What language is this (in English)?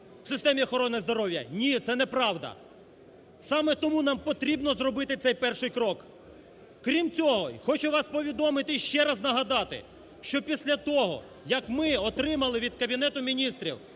Ukrainian